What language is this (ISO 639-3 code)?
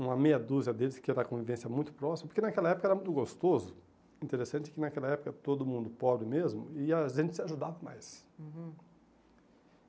por